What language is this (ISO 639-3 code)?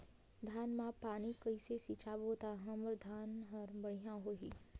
hne